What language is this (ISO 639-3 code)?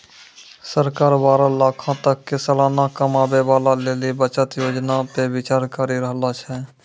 mai